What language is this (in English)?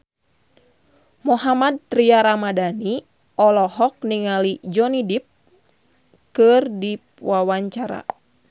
Sundanese